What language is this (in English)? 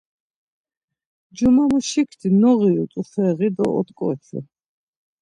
Laz